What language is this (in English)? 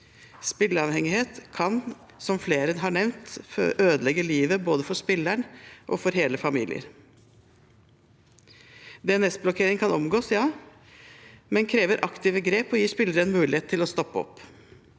Norwegian